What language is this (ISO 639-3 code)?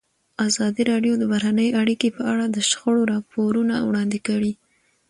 pus